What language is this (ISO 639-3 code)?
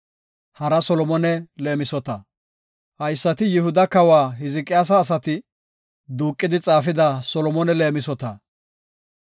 gof